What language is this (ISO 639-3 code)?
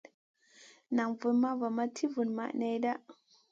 mcn